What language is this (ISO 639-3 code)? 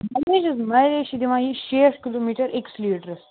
kas